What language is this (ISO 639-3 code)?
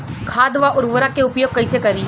bho